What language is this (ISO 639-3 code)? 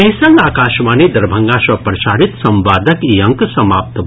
mai